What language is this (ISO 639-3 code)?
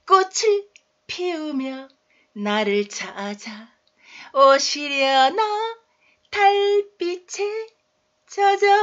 kor